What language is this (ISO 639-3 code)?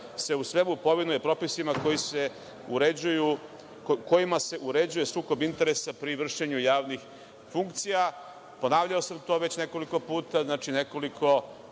srp